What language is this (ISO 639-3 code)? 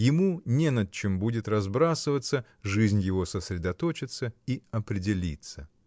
rus